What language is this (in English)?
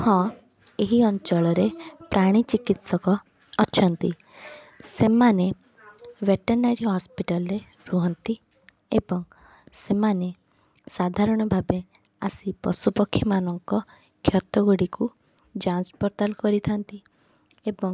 Odia